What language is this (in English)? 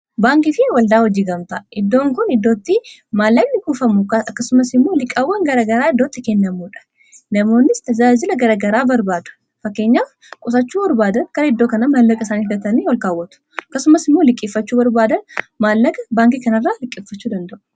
Oromo